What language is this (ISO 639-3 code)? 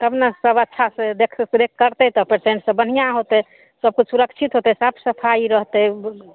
mai